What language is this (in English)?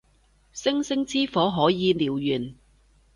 Cantonese